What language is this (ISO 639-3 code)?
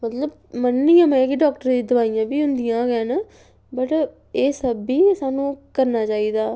doi